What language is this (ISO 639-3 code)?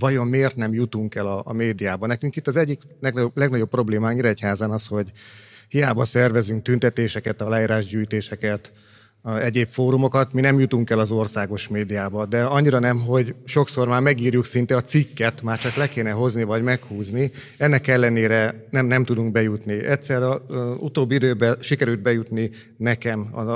hun